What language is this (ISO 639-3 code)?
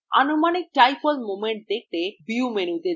ben